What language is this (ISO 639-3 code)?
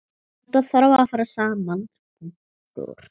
isl